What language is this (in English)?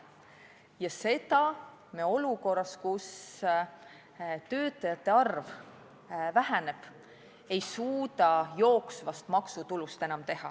Estonian